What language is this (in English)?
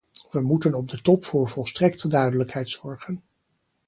Dutch